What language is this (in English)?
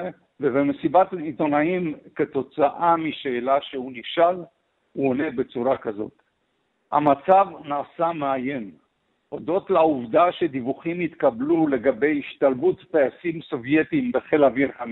Hebrew